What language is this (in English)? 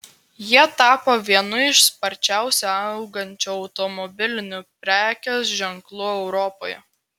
Lithuanian